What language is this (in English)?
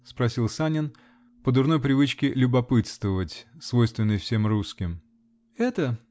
Russian